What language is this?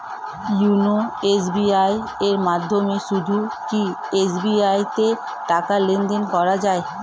Bangla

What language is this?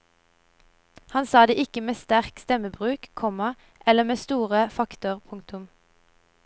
Norwegian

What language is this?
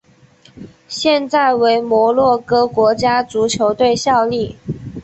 Chinese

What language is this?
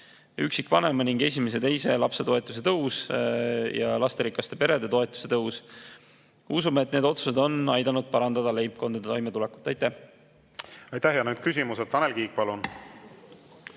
Estonian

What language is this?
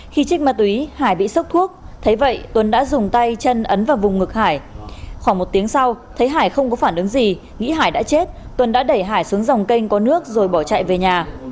Vietnamese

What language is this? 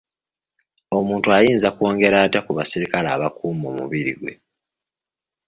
Ganda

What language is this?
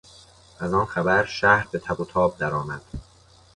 Persian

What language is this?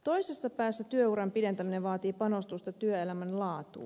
Finnish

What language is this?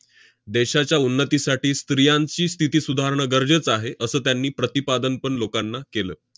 Marathi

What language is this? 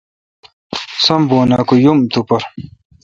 Kalkoti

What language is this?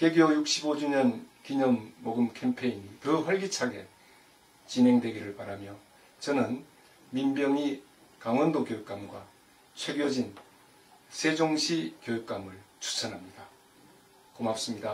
Korean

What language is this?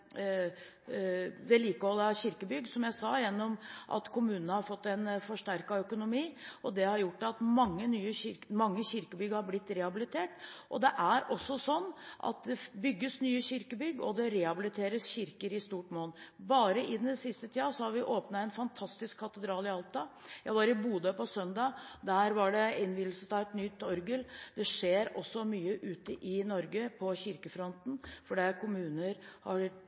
Norwegian Bokmål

